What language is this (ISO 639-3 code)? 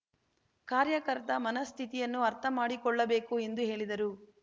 kan